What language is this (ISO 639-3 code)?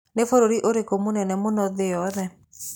kik